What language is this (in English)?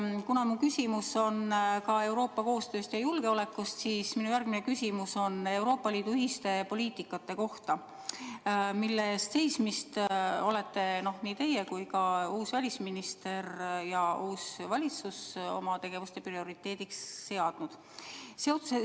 Estonian